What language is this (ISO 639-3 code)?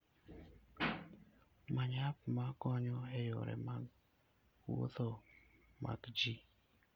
luo